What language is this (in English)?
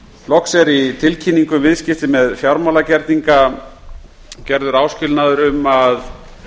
Icelandic